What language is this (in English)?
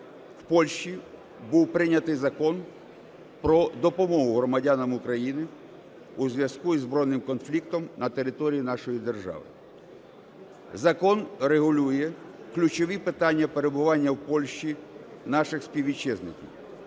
Ukrainian